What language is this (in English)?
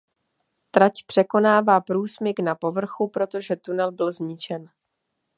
Czech